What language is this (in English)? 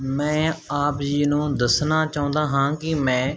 Punjabi